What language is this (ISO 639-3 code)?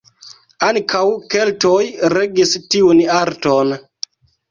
epo